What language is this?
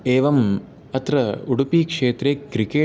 Sanskrit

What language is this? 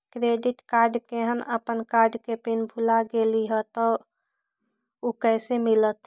Magahi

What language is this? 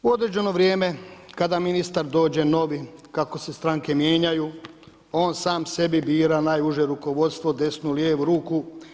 Croatian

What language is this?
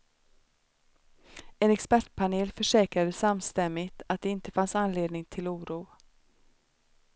Swedish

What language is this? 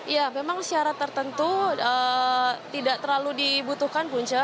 Indonesian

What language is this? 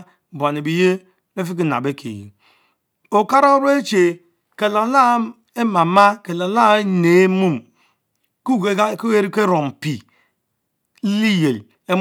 Mbe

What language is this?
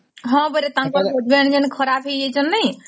Odia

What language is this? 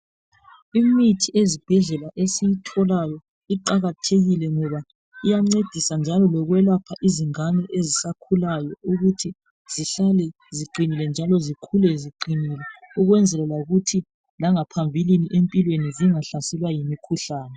North Ndebele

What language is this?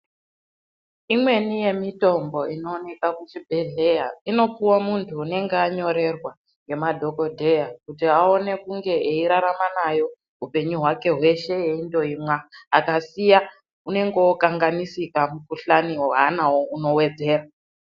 Ndau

